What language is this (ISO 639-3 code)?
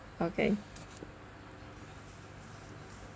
eng